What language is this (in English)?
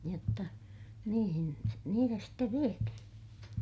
Finnish